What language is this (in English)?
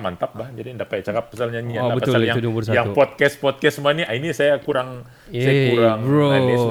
Malay